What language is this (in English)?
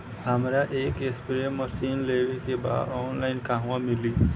Bhojpuri